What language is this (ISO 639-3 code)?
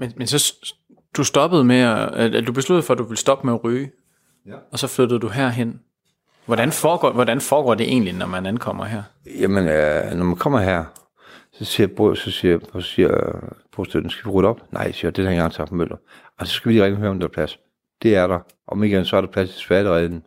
dan